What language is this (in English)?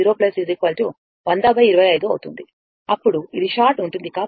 Telugu